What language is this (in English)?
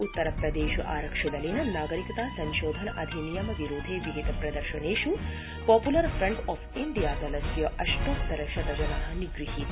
Sanskrit